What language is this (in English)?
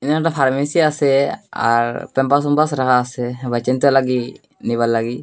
Bangla